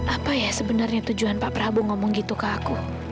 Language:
Indonesian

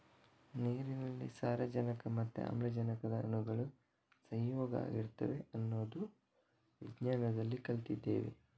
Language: Kannada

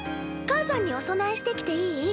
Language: Japanese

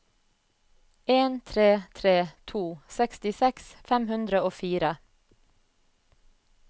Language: Norwegian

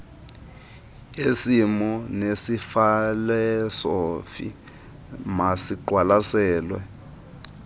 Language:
Xhosa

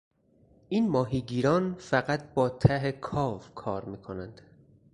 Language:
Persian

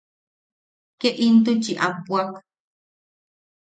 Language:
Yaqui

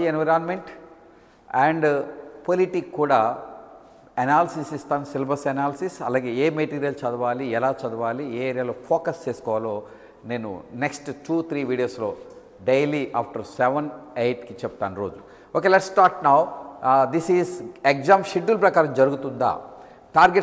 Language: Telugu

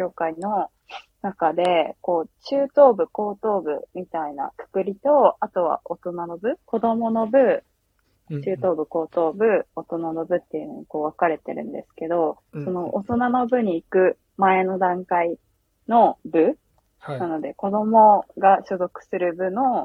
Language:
Japanese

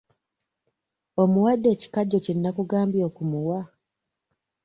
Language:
Ganda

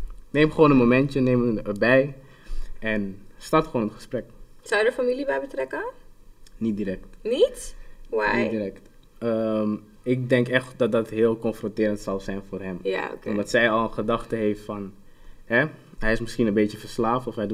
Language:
Dutch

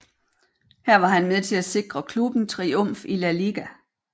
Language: Danish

